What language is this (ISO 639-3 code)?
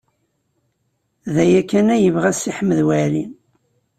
kab